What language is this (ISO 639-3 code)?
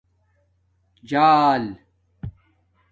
dmk